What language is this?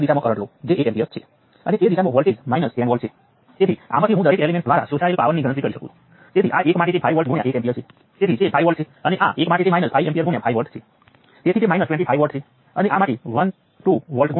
Gujarati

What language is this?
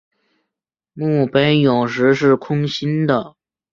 Chinese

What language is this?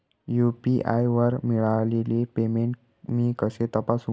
Marathi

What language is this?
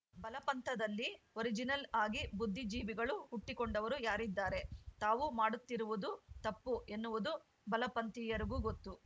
Kannada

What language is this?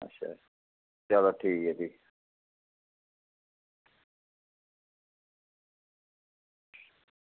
Dogri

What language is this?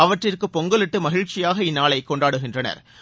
Tamil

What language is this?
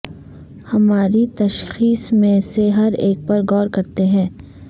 Urdu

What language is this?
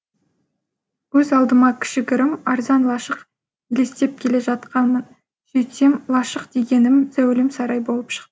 Kazakh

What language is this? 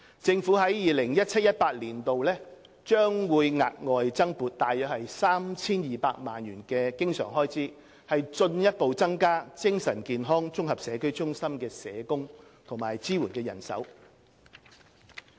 Cantonese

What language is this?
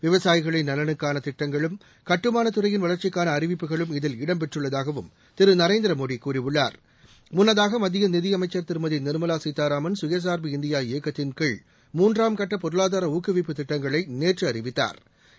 Tamil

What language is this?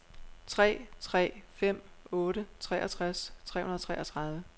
Danish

